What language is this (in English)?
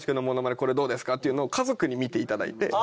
Japanese